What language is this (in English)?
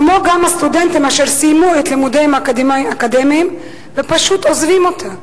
Hebrew